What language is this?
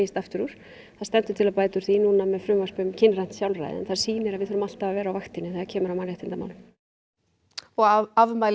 Icelandic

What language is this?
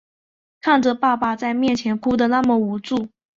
Chinese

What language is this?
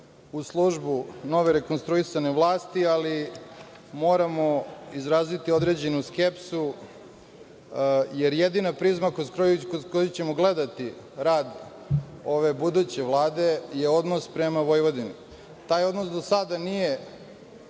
Serbian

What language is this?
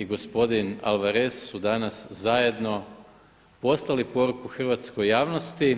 Croatian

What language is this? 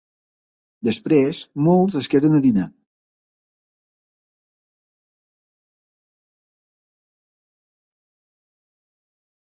Catalan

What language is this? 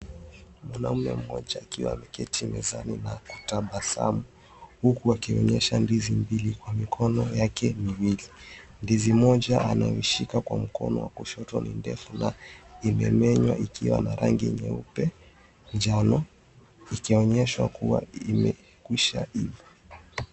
Swahili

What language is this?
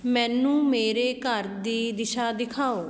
Punjabi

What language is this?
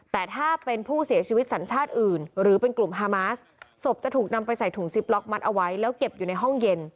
Thai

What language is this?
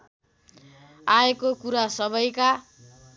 Nepali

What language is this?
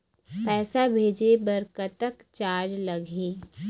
Chhattisgarhi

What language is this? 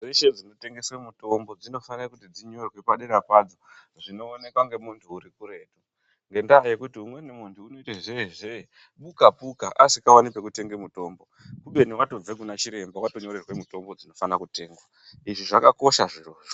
Ndau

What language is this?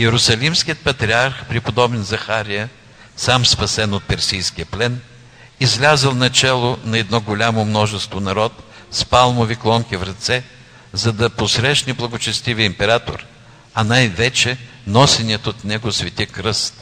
Bulgarian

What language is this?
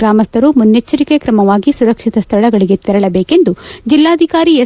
Kannada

